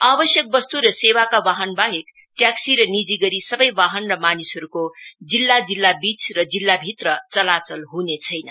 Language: Nepali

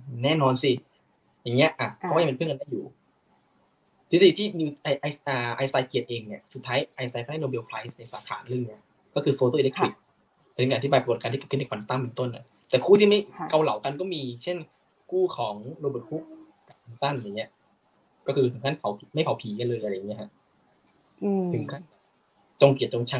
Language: Thai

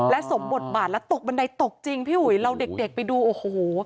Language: Thai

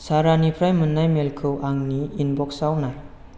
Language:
Bodo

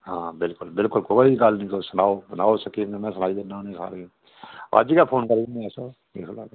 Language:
Dogri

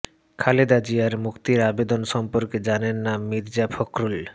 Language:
Bangla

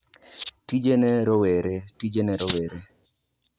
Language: Luo (Kenya and Tanzania)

